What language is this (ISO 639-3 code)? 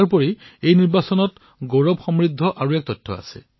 asm